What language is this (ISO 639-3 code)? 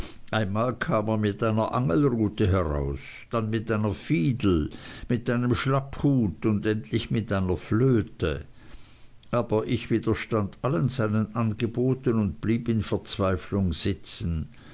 deu